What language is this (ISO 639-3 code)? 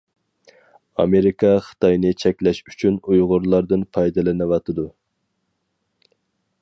uig